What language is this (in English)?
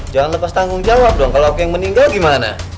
Indonesian